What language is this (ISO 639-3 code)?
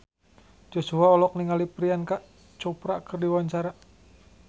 sun